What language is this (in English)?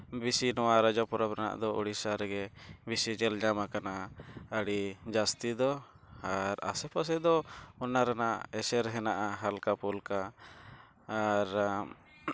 Santali